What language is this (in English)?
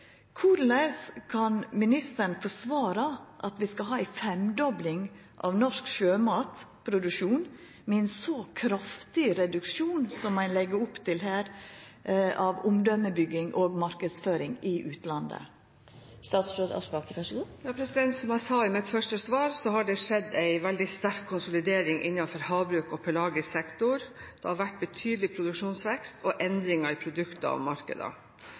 Norwegian